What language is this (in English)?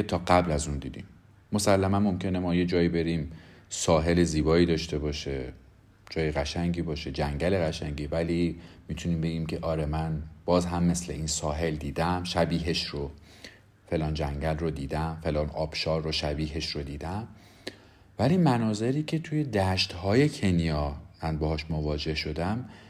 Persian